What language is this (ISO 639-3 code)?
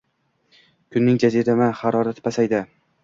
uzb